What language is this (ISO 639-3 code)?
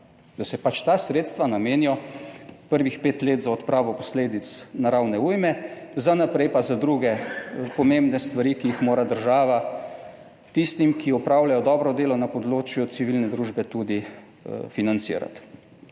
slv